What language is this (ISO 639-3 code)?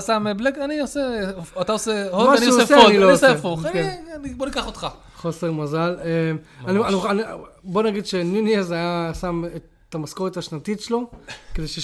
heb